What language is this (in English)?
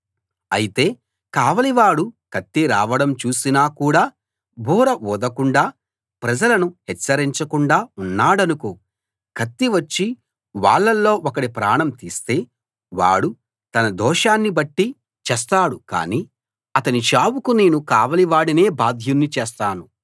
Telugu